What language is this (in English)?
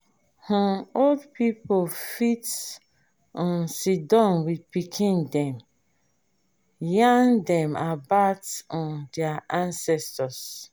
Nigerian Pidgin